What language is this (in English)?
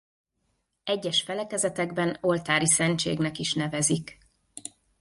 Hungarian